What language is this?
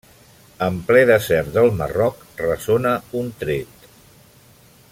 Catalan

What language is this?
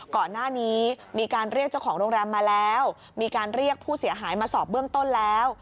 Thai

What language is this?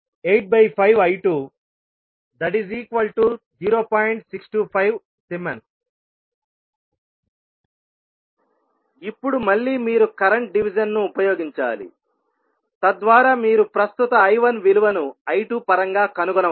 Telugu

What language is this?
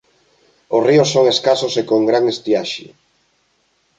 Galician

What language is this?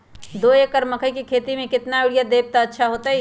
Magahi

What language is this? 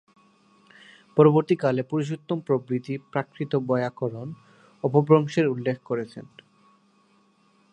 Bangla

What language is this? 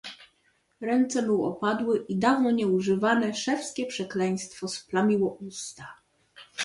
Polish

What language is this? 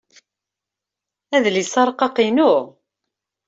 Kabyle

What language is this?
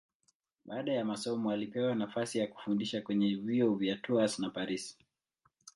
Swahili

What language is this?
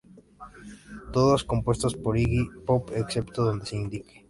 Spanish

